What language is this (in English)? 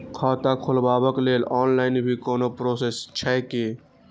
Maithili